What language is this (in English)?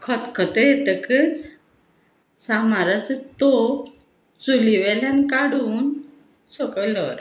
Konkani